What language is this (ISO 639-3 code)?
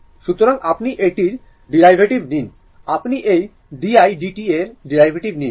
ben